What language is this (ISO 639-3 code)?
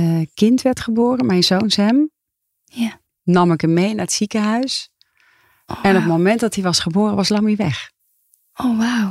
nld